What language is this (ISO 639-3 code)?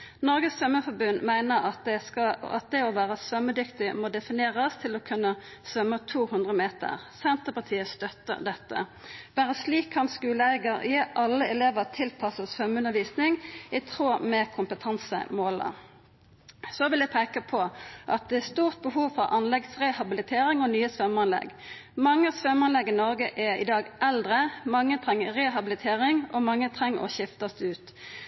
nno